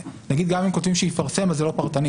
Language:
Hebrew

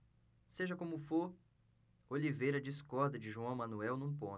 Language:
Portuguese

